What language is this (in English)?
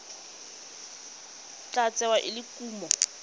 Tswana